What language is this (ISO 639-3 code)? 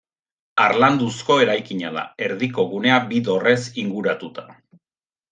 eus